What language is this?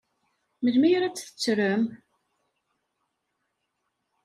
Kabyle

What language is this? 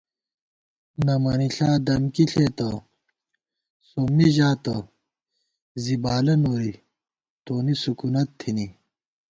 Gawar-Bati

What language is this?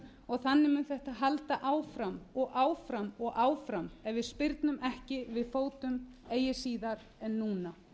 Icelandic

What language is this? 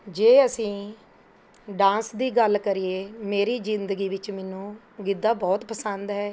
Punjabi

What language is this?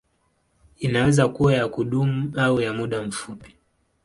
Swahili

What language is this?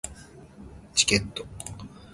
Japanese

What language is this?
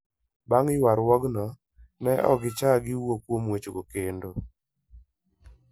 Luo (Kenya and Tanzania)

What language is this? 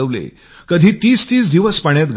Marathi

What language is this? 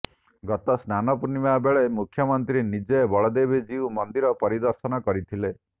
Odia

